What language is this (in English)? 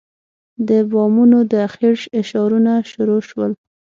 Pashto